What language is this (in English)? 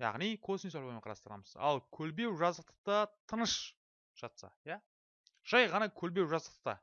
Turkish